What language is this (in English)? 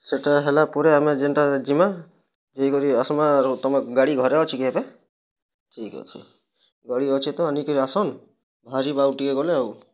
Odia